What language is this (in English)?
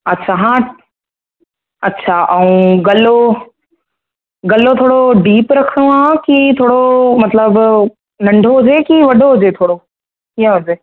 Sindhi